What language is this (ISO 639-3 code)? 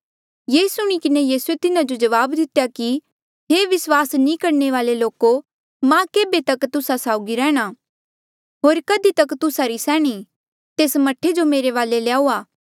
mjl